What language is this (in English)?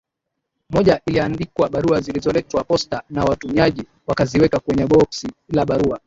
Swahili